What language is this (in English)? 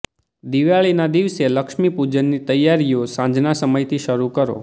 Gujarati